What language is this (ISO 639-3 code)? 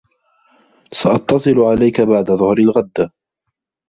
ara